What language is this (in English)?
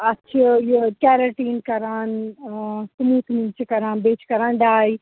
Kashmiri